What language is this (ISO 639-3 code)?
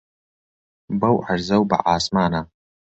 ckb